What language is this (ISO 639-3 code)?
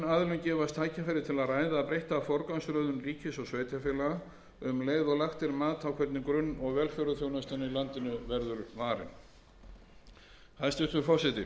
isl